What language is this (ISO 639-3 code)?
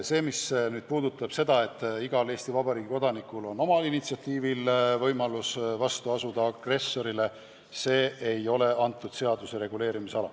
est